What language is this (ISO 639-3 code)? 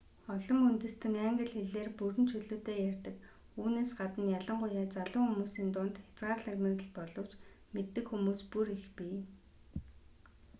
mon